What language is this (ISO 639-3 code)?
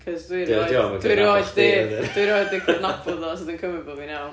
cym